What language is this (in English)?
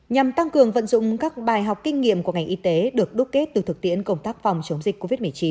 Vietnamese